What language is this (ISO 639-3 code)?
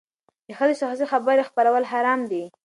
pus